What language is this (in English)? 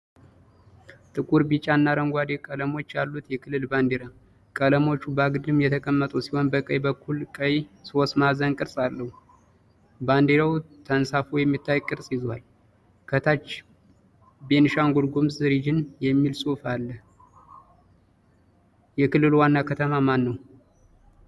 Amharic